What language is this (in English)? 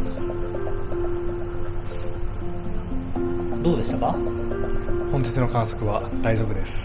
Japanese